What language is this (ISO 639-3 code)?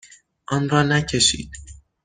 fas